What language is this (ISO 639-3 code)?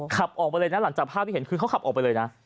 tha